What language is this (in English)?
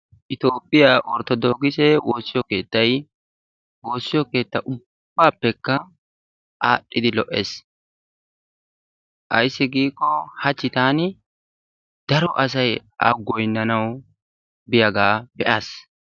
Wolaytta